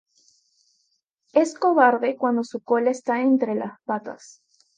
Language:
Spanish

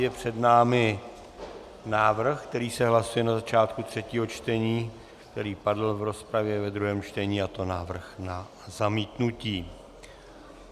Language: Czech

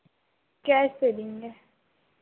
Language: Hindi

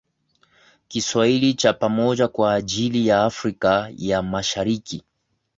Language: Swahili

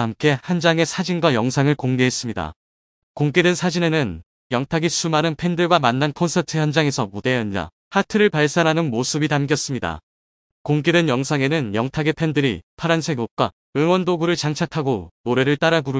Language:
Korean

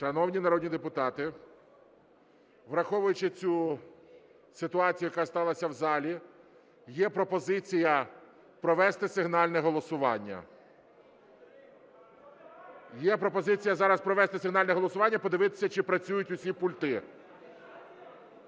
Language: Ukrainian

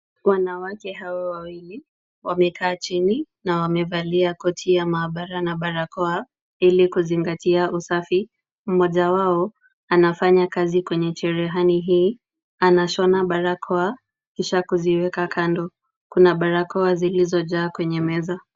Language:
Swahili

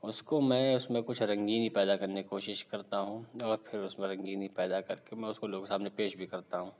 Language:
Urdu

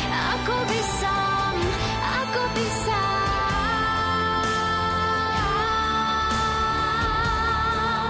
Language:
Slovak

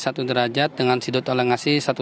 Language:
Indonesian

